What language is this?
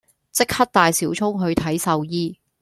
Cantonese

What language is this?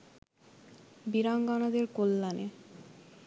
Bangla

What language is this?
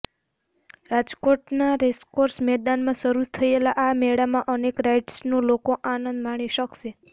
Gujarati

